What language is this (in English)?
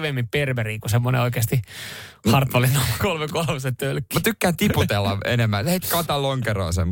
Finnish